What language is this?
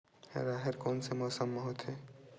Chhattisgarhi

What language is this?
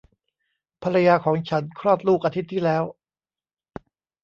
Thai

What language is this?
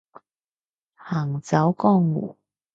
Cantonese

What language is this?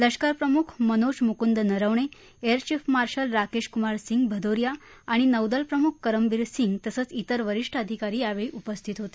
Marathi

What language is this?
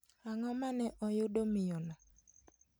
Luo (Kenya and Tanzania)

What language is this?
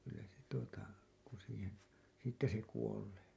Finnish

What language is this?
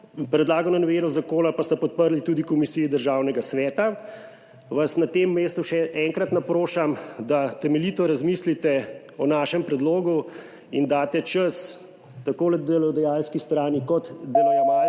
Slovenian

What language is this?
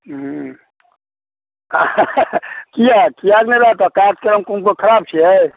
Maithili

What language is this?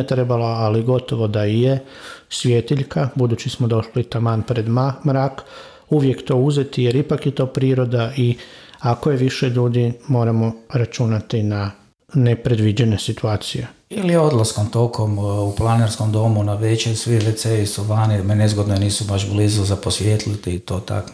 Croatian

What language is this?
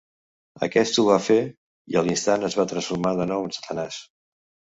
Catalan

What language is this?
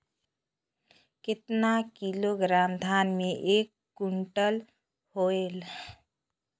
Chhattisgarhi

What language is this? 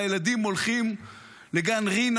Hebrew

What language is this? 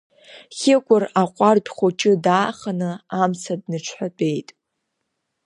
Abkhazian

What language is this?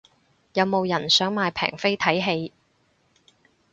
Cantonese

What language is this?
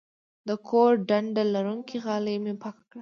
Pashto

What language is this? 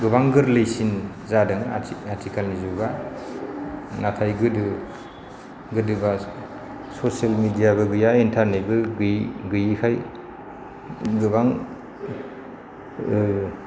Bodo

